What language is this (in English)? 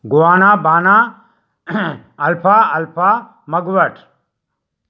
Sindhi